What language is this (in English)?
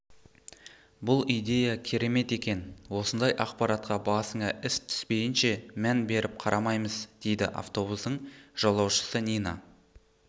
Kazakh